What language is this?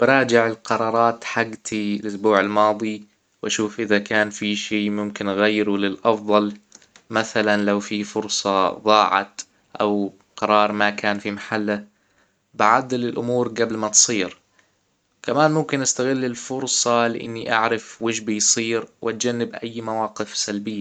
Hijazi Arabic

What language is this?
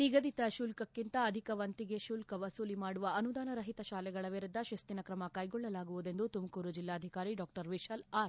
Kannada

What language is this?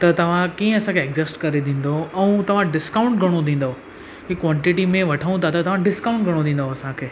Sindhi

